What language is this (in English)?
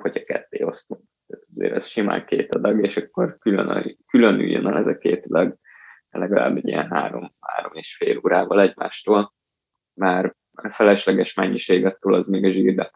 Hungarian